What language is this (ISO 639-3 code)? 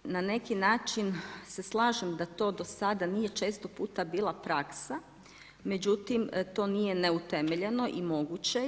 hrv